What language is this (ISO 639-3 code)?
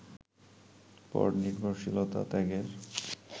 ben